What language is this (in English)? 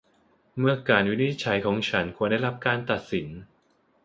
Thai